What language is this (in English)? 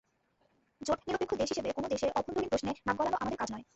Bangla